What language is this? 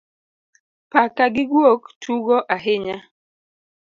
Luo (Kenya and Tanzania)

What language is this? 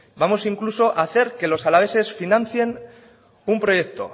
Spanish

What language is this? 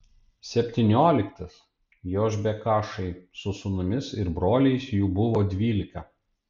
Lithuanian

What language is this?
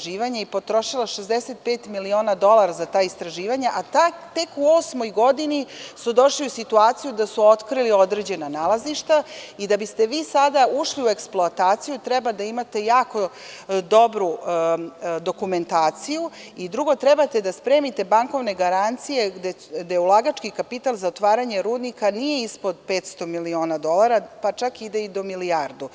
Serbian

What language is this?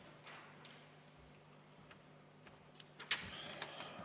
Estonian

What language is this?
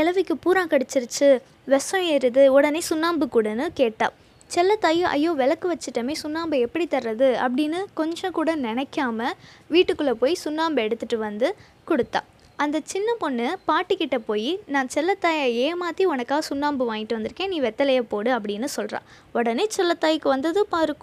Tamil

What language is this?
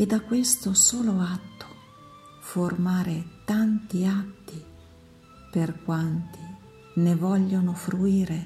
Italian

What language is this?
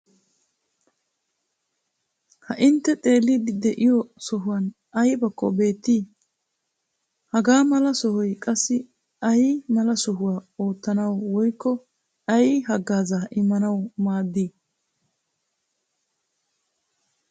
Wolaytta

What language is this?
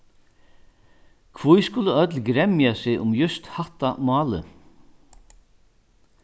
Faroese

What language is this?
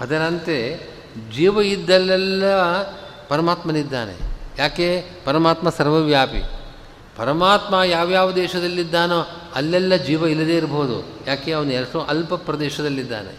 Kannada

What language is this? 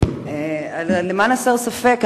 Hebrew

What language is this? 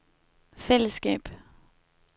Danish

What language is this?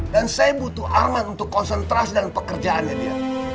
Indonesian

